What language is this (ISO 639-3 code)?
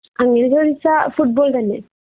mal